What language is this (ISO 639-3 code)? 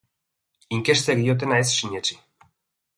eus